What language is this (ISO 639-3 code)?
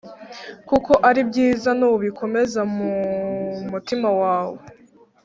kin